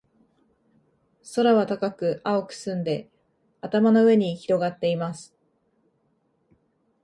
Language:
Japanese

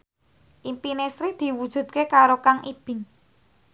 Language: Javanese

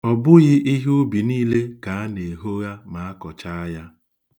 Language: Igbo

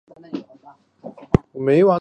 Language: Chinese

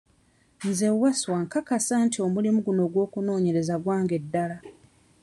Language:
Ganda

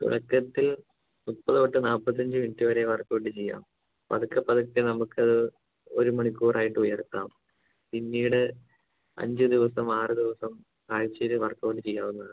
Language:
Malayalam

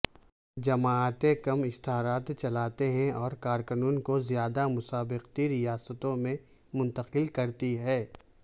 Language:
Urdu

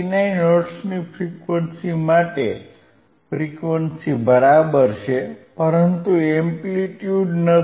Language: Gujarati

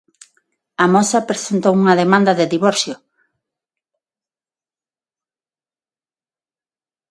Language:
Galician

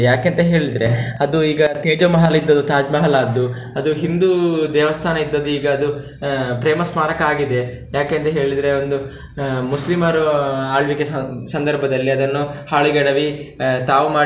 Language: Kannada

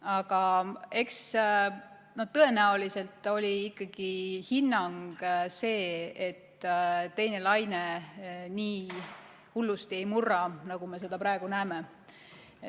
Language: Estonian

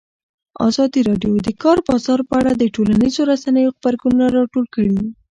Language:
Pashto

